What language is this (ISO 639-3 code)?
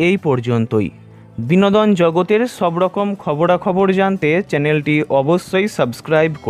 ben